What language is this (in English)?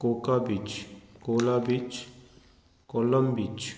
Konkani